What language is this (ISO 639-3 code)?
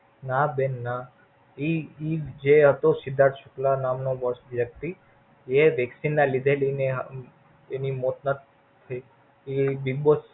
guj